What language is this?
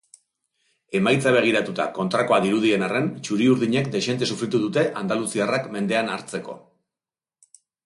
Basque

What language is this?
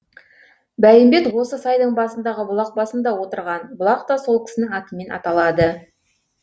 Kazakh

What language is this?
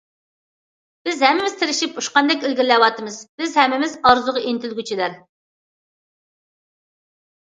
Uyghur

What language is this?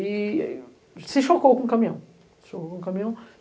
Portuguese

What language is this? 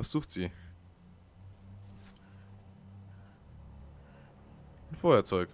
German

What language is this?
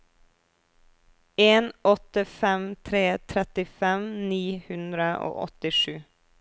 Norwegian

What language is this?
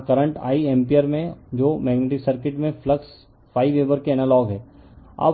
Hindi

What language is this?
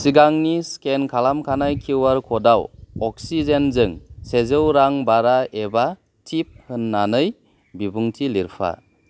Bodo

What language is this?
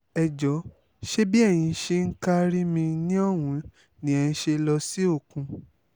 Yoruba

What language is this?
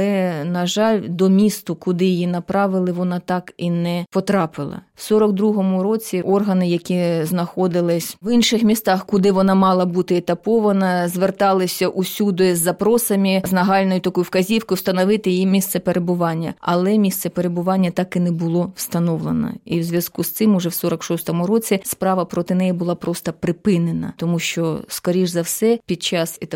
Ukrainian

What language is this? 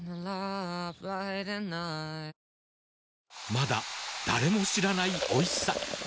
Japanese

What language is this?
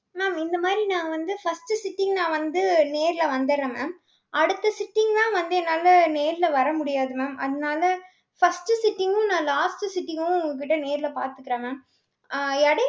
Tamil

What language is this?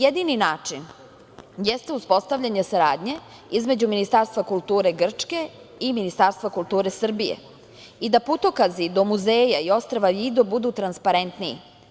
Serbian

